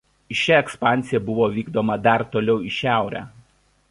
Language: Lithuanian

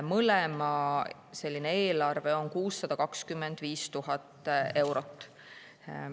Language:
Estonian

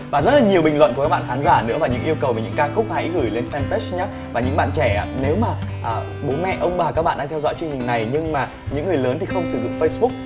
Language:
Vietnamese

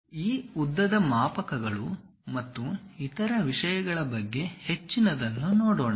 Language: Kannada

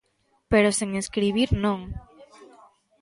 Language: Galician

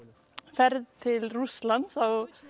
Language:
Icelandic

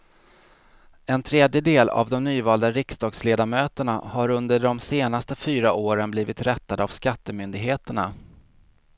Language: Swedish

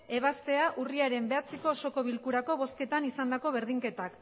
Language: Basque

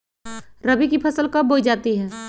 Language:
Magahi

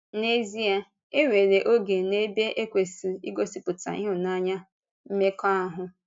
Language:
Igbo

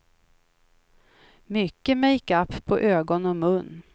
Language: Swedish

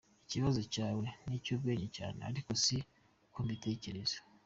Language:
Kinyarwanda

